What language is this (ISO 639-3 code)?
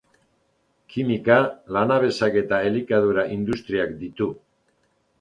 eus